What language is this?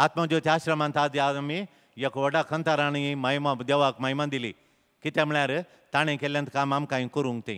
Marathi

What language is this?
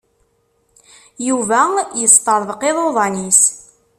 Kabyle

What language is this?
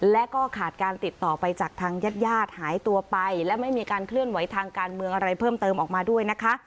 Thai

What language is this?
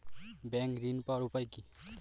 Bangla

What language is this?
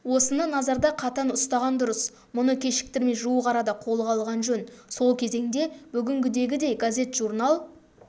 Kazakh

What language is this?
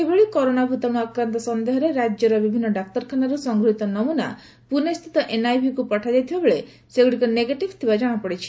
Odia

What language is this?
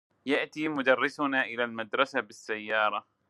Arabic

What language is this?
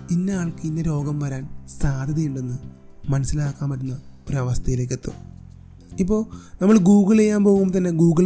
Malayalam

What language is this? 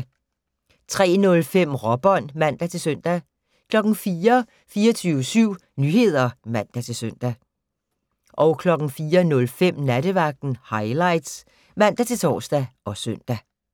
Danish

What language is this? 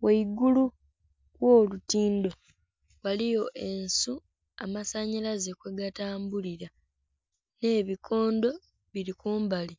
Soga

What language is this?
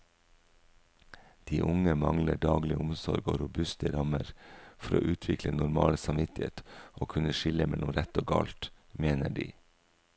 Norwegian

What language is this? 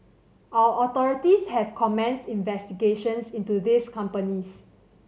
English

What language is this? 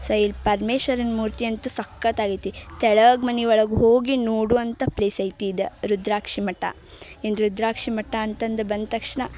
Kannada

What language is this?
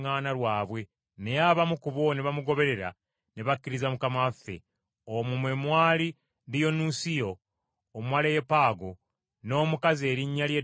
Ganda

